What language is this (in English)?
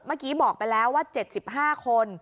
Thai